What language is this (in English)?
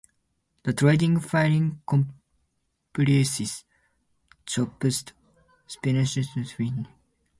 English